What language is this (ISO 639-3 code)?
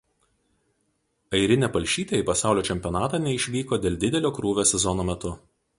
lit